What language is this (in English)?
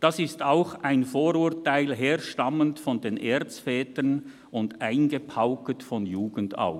Swiss German